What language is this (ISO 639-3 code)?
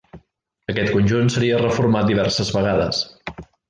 cat